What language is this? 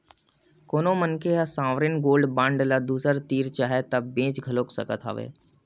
Chhattisgarhi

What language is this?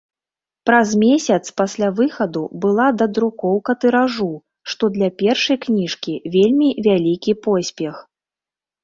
Belarusian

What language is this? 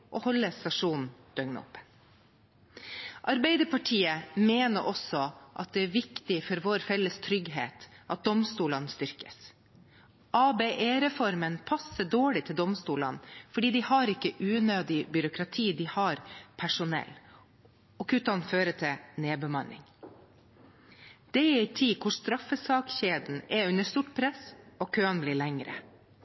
Norwegian Bokmål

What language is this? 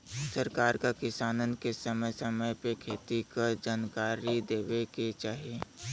Bhojpuri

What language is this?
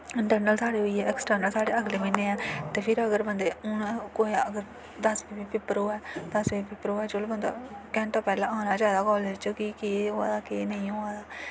Dogri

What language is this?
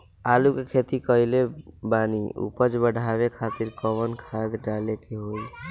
Bhojpuri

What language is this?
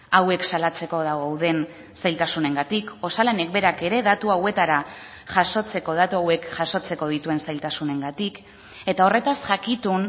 Basque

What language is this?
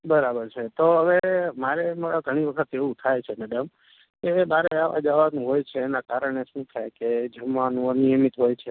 Gujarati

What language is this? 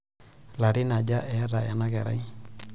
Masai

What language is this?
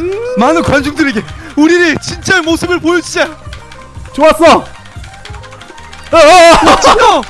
Korean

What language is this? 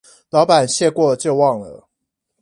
Chinese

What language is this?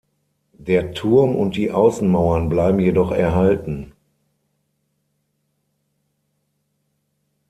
German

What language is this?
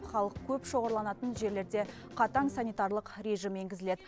Kazakh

